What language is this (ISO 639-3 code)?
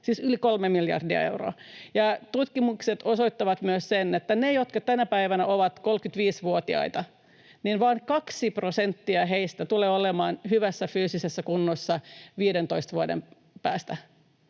fin